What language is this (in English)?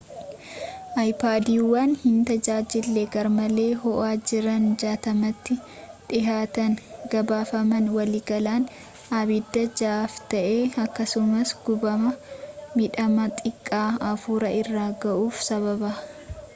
Oromo